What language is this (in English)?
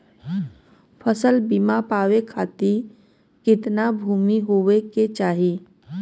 Bhojpuri